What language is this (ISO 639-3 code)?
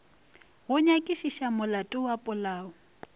nso